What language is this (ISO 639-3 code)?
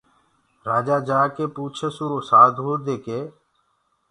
ggg